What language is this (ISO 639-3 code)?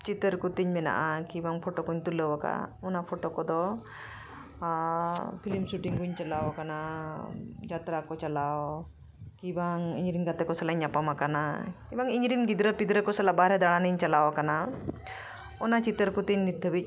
sat